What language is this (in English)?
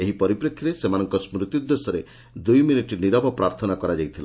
Odia